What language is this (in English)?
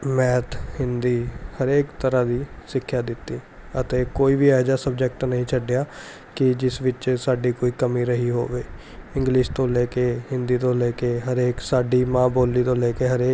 Punjabi